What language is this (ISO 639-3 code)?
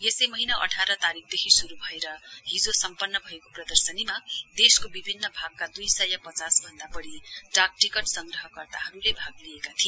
nep